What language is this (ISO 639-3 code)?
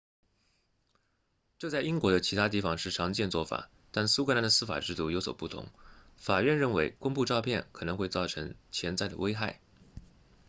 zho